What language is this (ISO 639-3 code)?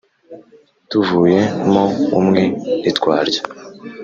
kin